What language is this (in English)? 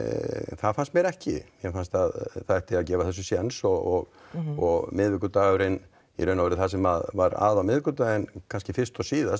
Icelandic